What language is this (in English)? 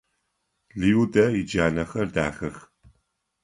Adyghe